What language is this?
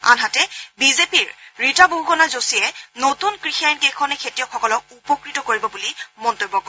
Assamese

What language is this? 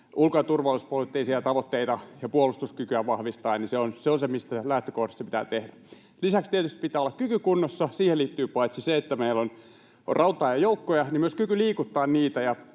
Finnish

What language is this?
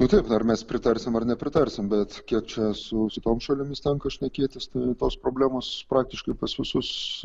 Lithuanian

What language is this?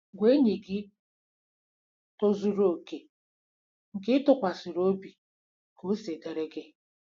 Igbo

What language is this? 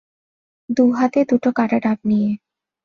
Bangla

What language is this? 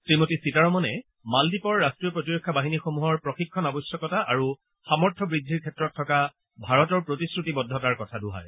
Assamese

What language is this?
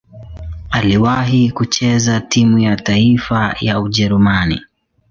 Swahili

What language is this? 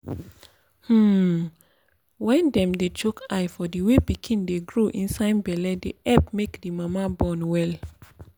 Nigerian Pidgin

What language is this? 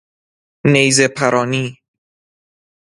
Persian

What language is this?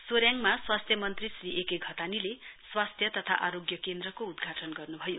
Nepali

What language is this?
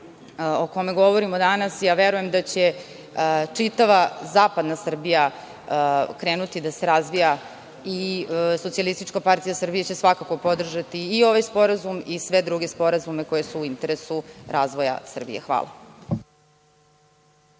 Serbian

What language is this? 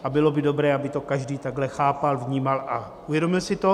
Czech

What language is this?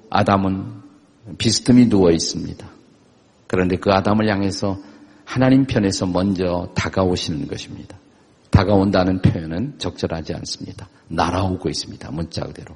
Korean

